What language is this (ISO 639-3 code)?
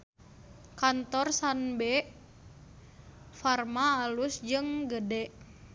sun